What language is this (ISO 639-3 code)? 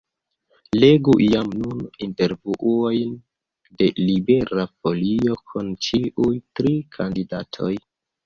epo